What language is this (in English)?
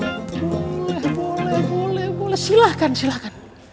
Indonesian